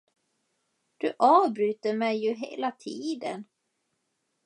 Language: Swedish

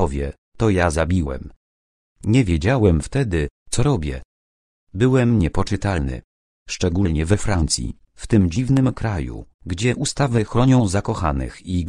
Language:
Polish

